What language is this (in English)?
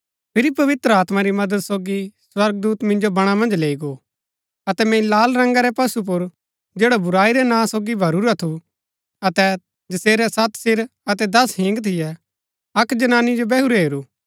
Gaddi